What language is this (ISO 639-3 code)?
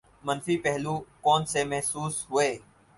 urd